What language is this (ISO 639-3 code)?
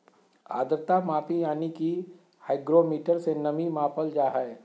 mag